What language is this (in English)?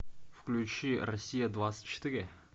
Russian